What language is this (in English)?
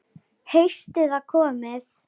Icelandic